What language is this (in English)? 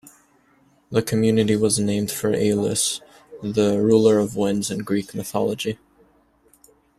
English